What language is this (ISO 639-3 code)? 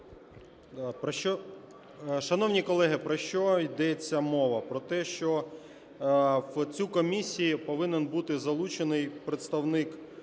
ukr